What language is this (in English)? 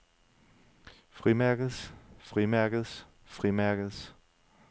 Danish